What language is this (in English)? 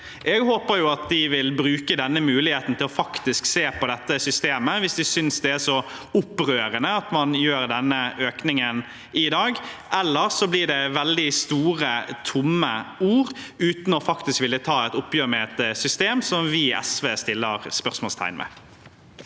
Norwegian